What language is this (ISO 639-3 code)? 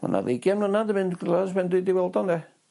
cym